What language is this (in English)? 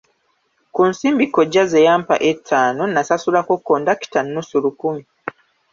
Ganda